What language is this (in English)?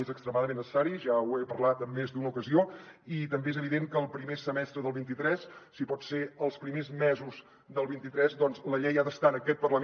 Catalan